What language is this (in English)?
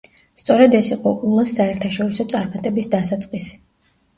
Georgian